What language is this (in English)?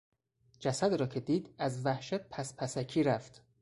Persian